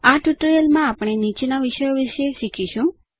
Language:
Gujarati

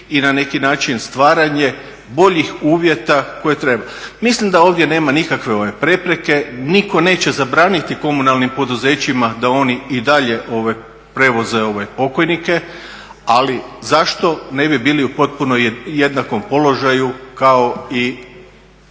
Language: Croatian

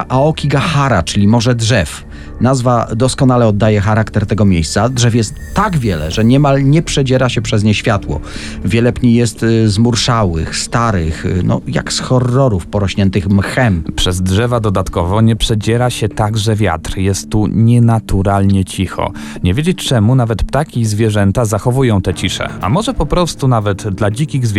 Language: Polish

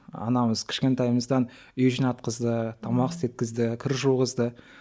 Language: Kazakh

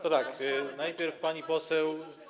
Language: Polish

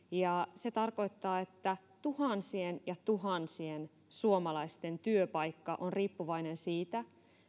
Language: Finnish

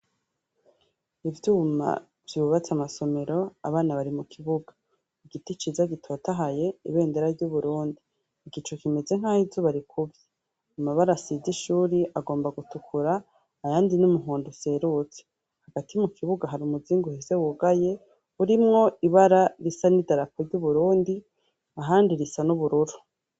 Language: Rundi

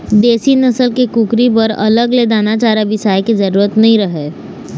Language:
Chhattisgarhi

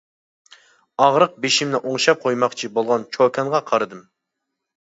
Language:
Uyghur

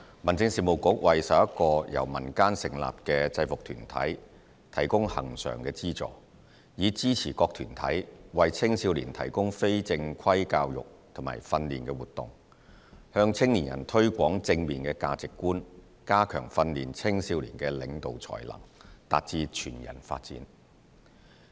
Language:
Cantonese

